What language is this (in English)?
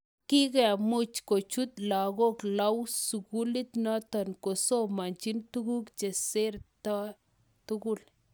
Kalenjin